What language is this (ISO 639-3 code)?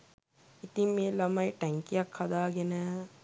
sin